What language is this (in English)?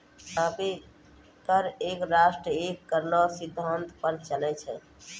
Maithili